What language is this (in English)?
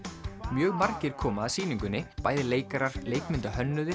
Icelandic